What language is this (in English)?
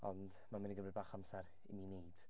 Welsh